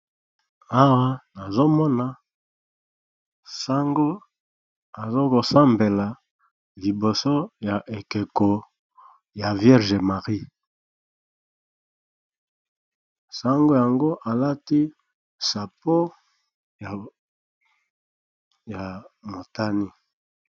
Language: Lingala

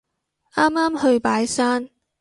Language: Cantonese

